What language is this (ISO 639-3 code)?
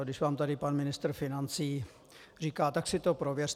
ces